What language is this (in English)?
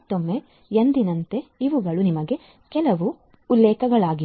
Kannada